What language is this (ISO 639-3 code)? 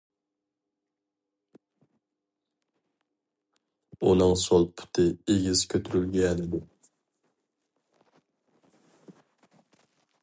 uig